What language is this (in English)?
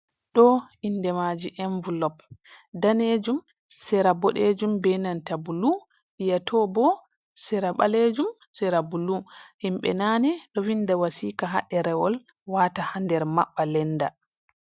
Fula